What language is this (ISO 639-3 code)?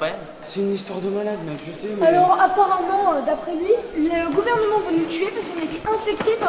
fra